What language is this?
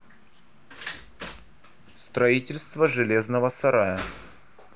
Russian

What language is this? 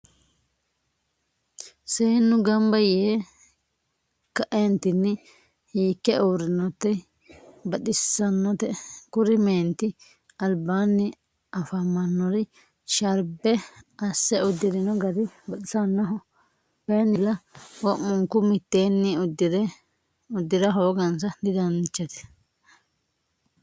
Sidamo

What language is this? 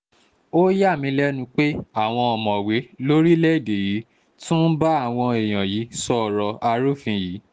Yoruba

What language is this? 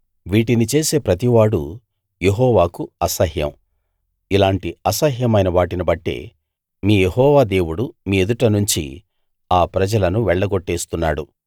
Telugu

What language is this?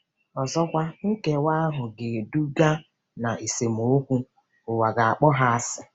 Igbo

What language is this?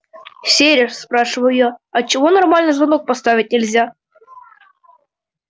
Russian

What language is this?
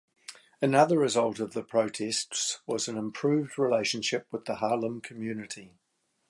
English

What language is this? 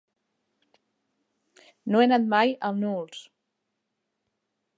Catalan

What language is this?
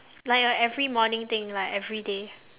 English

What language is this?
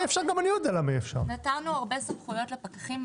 Hebrew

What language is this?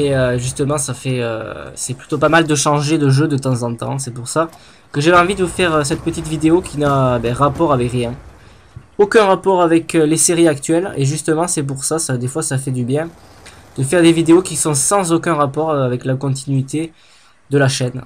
French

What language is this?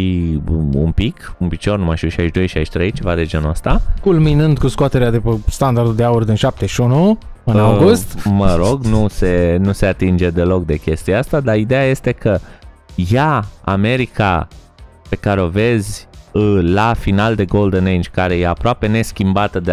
Romanian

